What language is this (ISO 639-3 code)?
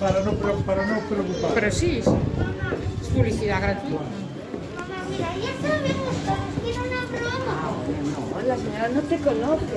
spa